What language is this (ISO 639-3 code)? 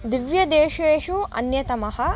san